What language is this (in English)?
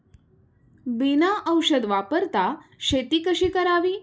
Marathi